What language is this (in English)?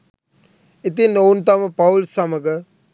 Sinhala